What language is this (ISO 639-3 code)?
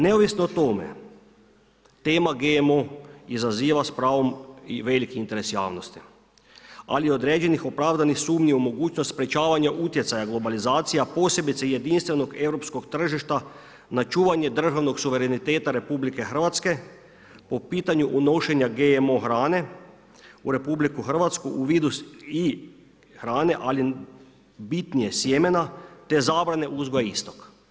hrv